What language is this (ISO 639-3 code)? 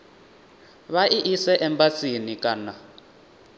ven